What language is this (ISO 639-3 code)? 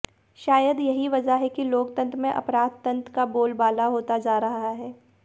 hin